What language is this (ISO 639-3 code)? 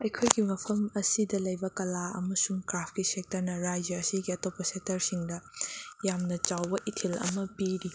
mni